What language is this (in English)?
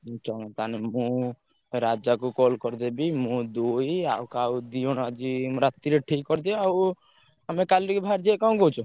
Odia